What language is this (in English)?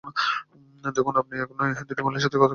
Bangla